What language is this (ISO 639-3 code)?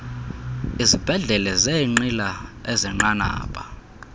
xho